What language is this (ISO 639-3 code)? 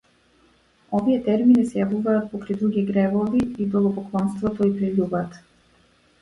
mkd